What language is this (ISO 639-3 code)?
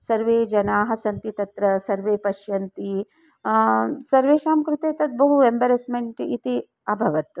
san